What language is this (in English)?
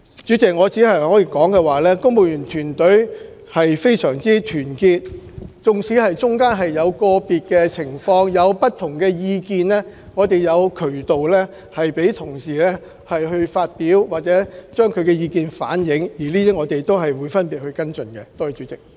Cantonese